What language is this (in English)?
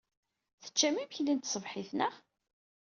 Kabyle